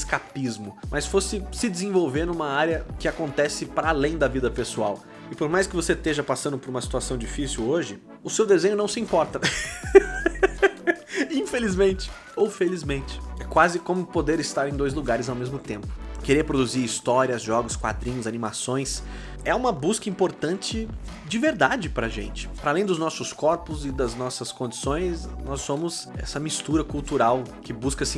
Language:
Portuguese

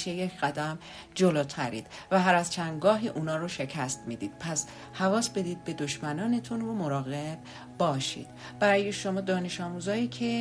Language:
Persian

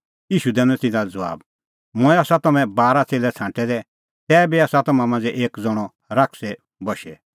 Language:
Kullu Pahari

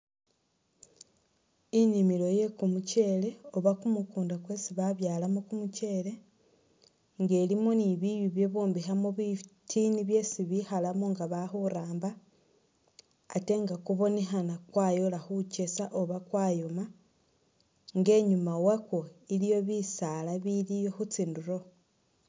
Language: Masaaba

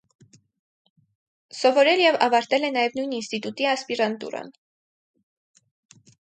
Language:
Armenian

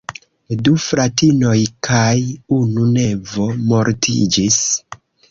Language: Esperanto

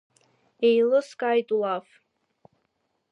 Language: Abkhazian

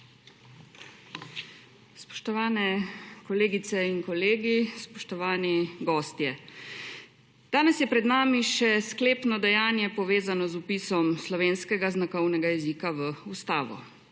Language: Slovenian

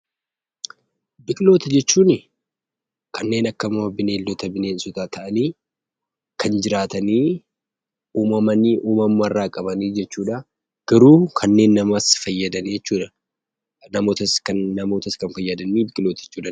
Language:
Oromo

